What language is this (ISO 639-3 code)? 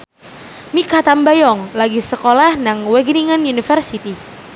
jav